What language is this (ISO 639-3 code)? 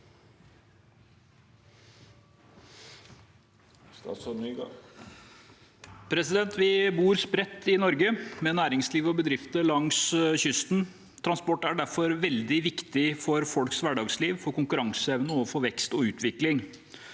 nor